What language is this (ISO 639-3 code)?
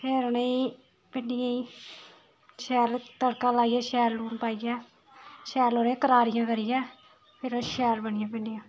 doi